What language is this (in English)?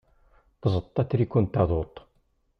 Kabyle